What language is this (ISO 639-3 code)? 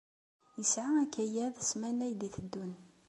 kab